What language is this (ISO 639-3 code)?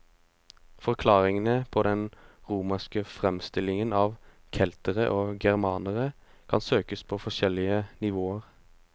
nor